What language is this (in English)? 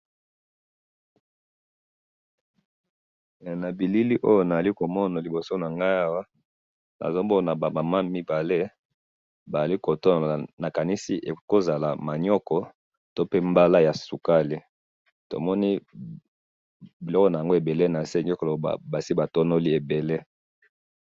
Lingala